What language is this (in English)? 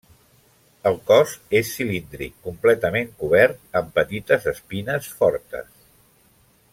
Catalan